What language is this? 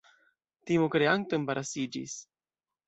Esperanto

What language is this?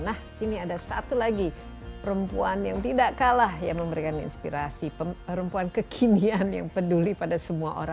Indonesian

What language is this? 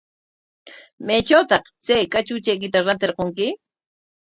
Corongo Ancash Quechua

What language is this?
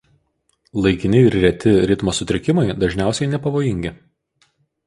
Lithuanian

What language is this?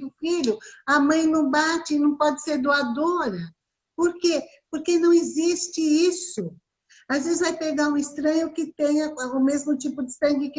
Portuguese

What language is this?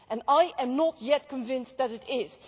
English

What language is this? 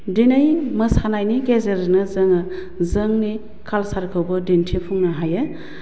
Bodo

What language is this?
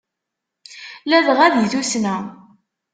Kabyle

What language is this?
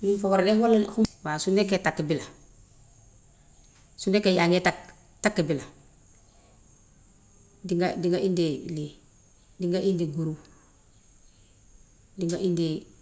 Gambian Wolof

